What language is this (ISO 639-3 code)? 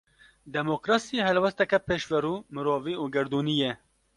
kur